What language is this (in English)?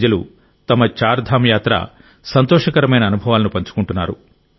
Telugu